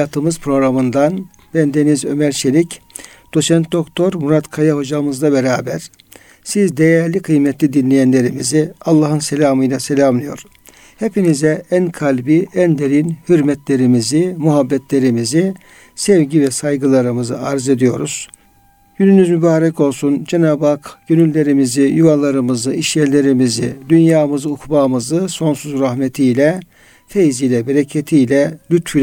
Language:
Turkish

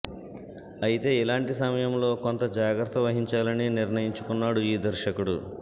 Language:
Telugu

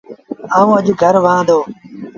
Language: Sindhi Bhil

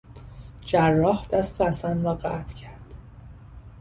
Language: Persian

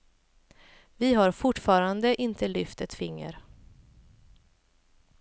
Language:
Swedish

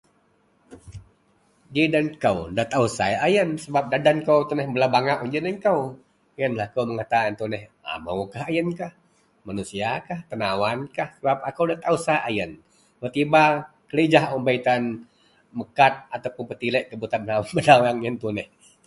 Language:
Central Melanau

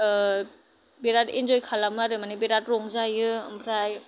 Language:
Bodo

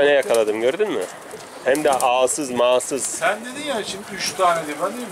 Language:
Turkish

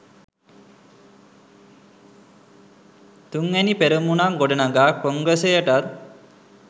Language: Sinhala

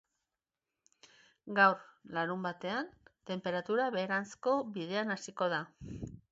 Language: Basque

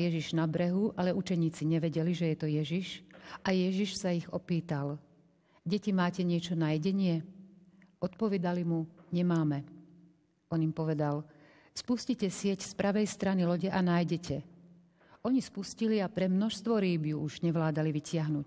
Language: Slovak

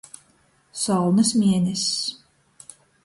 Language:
Latgalian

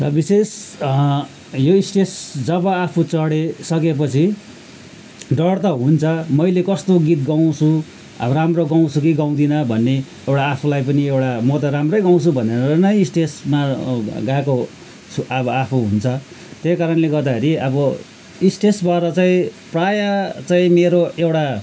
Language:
Nepali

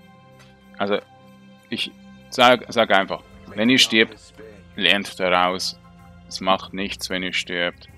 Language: German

